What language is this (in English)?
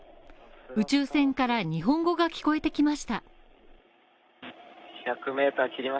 Japanese